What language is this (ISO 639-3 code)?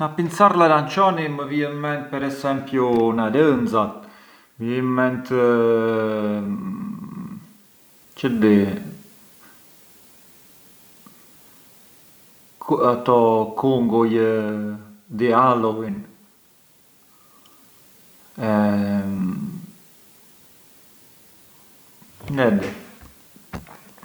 aae